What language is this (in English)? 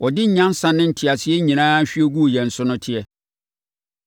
Akan